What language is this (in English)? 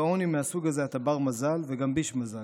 Hebrew